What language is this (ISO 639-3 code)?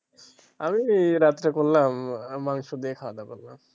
ben